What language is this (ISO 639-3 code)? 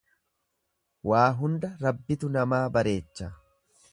orm